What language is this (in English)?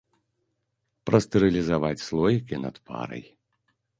Belarusian